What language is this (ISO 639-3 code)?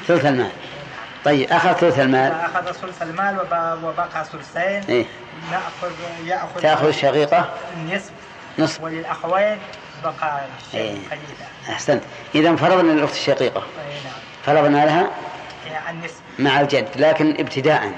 ara